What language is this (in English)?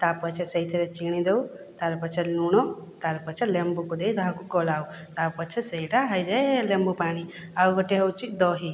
Odia